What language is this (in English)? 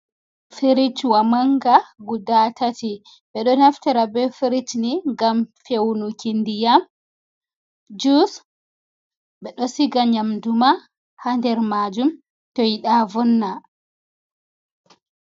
Fula